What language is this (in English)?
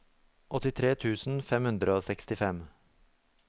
Norwegian